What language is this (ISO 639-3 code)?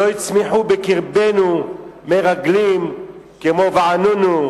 heb